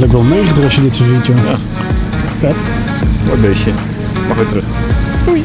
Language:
Dutch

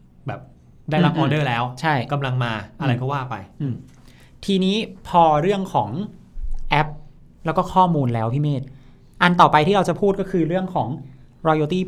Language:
Thai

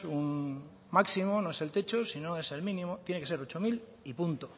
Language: Spanish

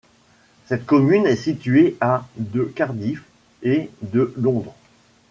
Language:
French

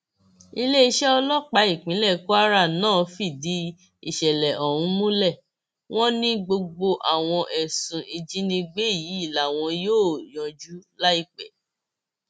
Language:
Yoruba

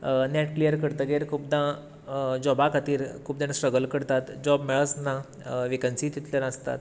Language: Konkani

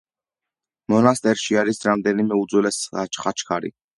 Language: Georgian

